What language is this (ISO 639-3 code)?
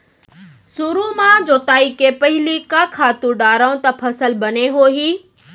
hne